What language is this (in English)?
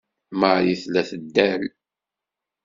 Kabyle